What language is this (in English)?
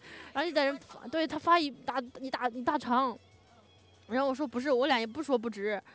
Chinese